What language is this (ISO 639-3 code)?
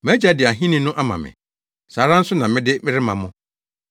aka